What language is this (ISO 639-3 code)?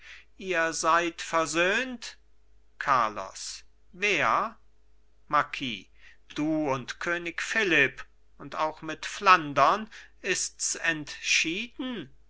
deu